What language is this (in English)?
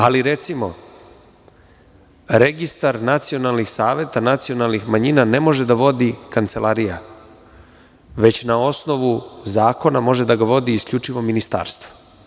Serbian